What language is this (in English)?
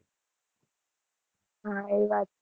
Gujarati